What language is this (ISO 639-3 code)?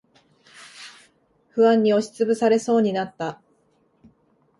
jpn